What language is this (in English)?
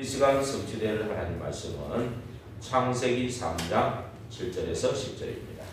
Korean